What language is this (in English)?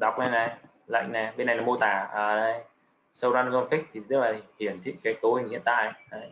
Vietnamese